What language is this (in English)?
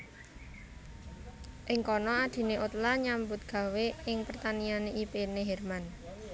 Javanese